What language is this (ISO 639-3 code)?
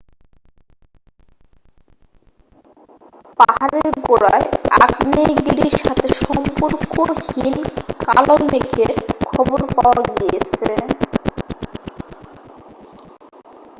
ben